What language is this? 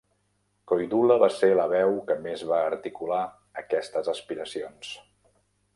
Catalan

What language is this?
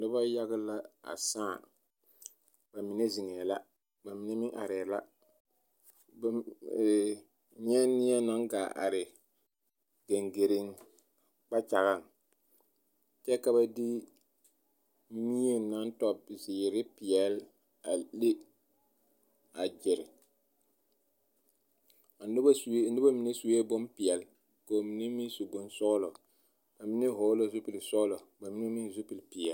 Southern Dagaare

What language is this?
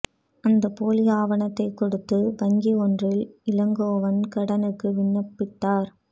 Tamil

